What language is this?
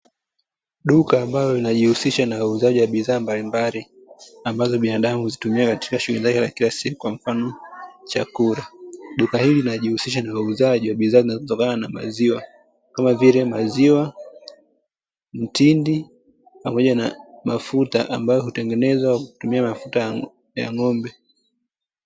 Swahili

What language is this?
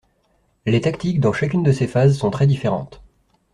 French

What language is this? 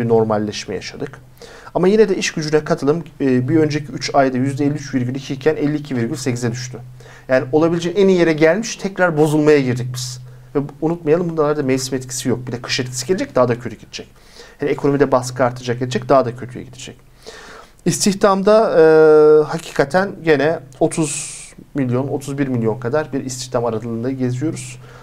Turkish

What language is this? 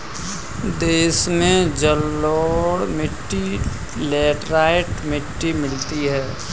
Hindi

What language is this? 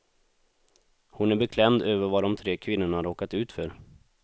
Swedish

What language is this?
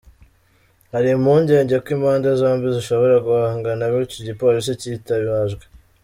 Kinyarwanda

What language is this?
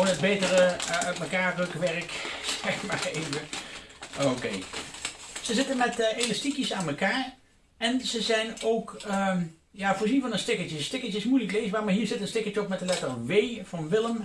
Dutch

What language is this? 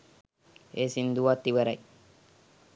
Sinhala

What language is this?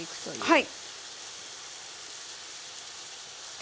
Japanese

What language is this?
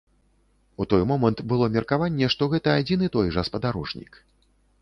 Belarusian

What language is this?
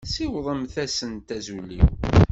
Kabyle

